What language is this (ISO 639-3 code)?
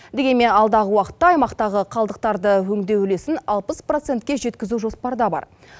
kaz